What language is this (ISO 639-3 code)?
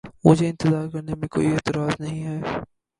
urd